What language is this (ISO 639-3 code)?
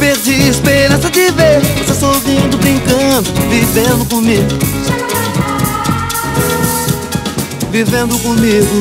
por